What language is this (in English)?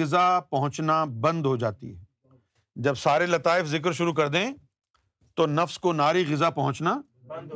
Urdu